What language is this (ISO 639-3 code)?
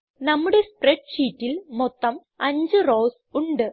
mal